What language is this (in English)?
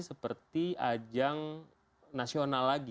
Indonesian